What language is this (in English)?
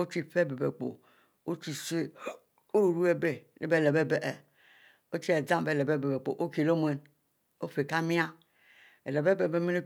Mbe